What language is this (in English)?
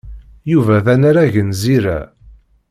Kabyle